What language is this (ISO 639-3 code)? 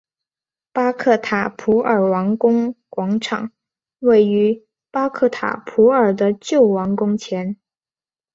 zho